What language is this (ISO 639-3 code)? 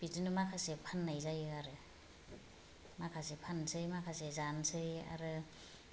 brx